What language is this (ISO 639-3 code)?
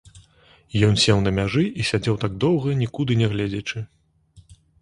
bel